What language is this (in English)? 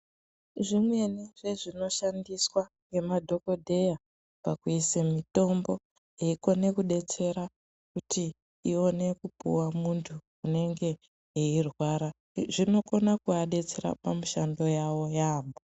Ndau